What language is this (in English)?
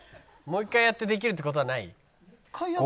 Japanese